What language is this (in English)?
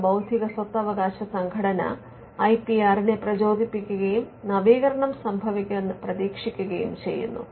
Malayalam